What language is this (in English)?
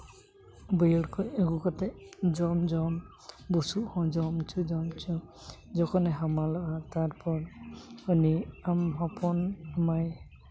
Santali